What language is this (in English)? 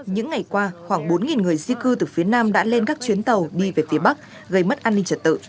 Vietnamese